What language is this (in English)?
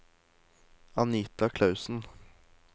Norwegian